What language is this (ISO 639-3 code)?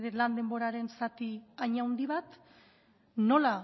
eus